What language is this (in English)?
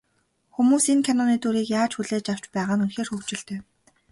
Mongolian